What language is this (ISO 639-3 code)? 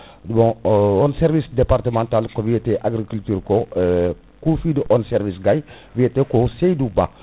ful